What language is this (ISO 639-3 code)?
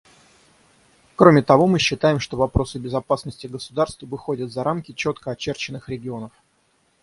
rus